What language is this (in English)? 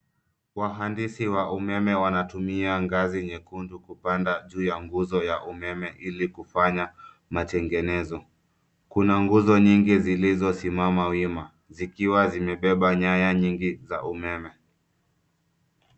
Swahili